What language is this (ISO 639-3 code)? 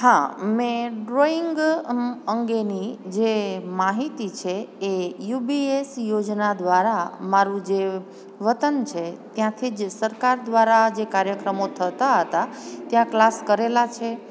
guj